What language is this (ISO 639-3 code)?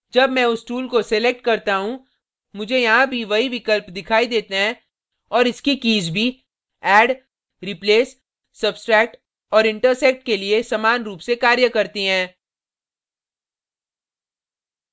hin